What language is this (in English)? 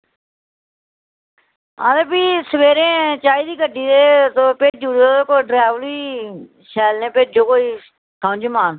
Dogri